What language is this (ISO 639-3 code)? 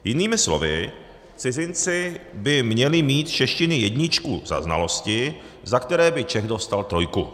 ces